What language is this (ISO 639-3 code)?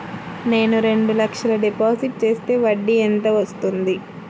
tel